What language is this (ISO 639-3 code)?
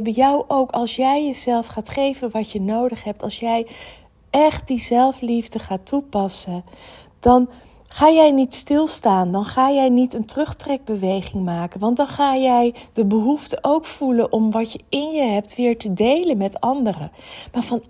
nld